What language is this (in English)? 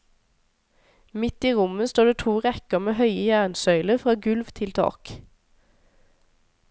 Norwegian